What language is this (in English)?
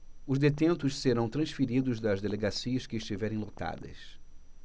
Portuguese